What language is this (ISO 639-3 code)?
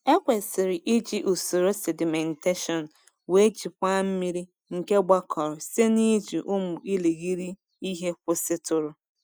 ibo